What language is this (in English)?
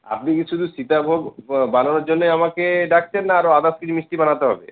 Bangla